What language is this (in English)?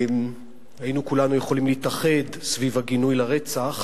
Hebrew